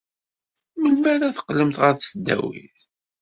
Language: Kabyle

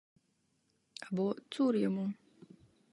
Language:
Ukrainian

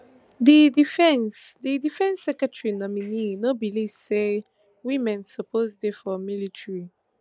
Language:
Nigerian Pidgin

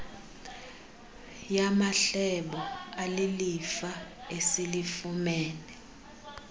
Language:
Xhosa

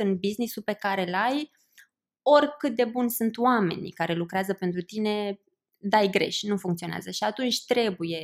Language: Romanian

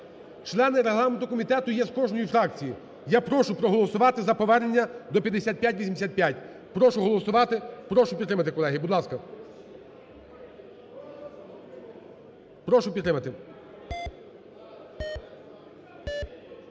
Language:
Ukrainian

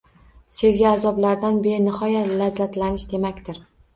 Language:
Uzbek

